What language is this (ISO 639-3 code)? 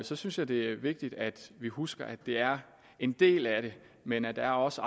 dan